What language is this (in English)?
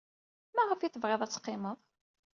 Kabyle